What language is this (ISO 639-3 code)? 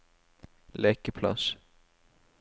nor